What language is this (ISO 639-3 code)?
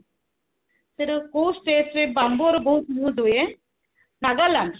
ori